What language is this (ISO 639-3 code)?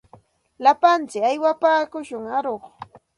qxt